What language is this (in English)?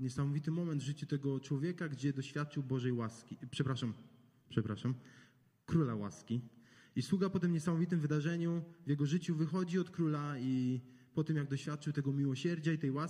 Polish